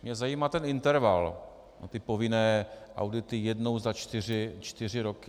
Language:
Czech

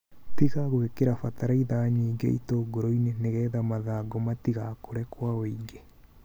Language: Kikuyu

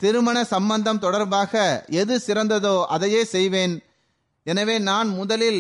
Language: Tamil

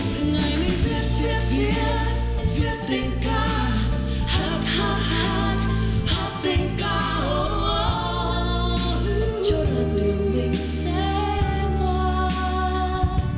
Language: Vietnamese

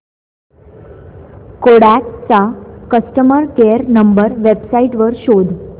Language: Marathi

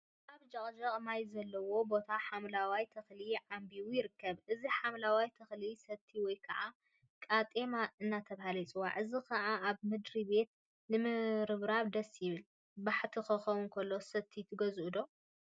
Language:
Tigrinya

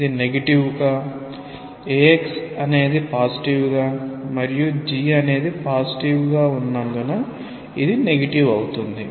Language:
Telugu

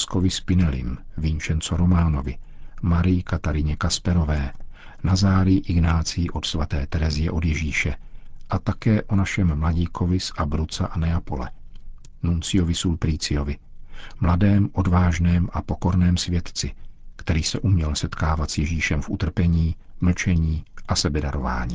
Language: Czech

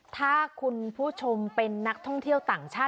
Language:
Thai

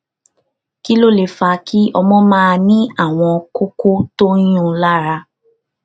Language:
Yoruba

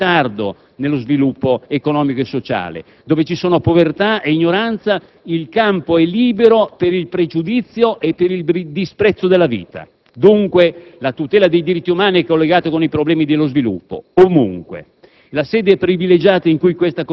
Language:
Italian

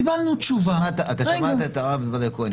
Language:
Hebrew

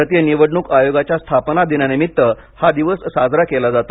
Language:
Marathi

